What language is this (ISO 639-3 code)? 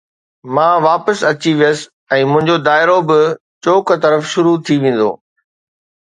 snd